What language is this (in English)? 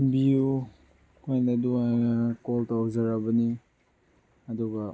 Manipuri